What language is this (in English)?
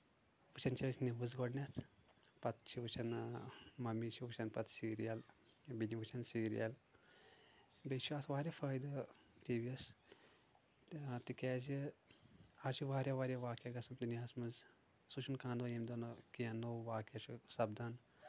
Kashmiri